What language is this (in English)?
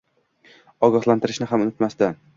Uzbek